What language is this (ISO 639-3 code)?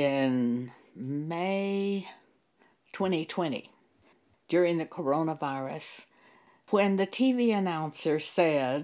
eng